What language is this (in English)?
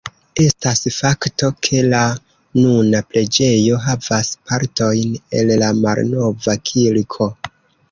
Esperanto